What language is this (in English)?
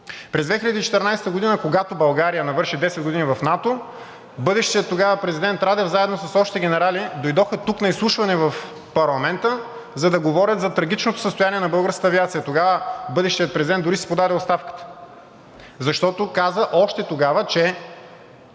Bulgarian